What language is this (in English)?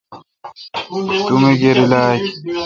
Kalkoti